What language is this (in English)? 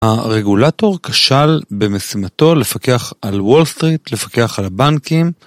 Hebrew